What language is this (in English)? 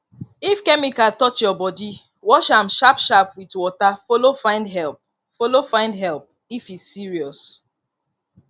Nigerian Pidgin